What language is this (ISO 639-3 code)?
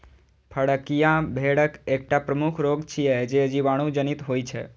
mai